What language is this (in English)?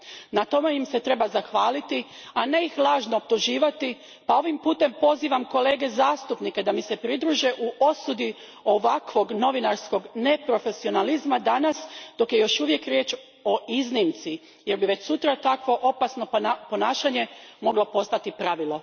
Croatian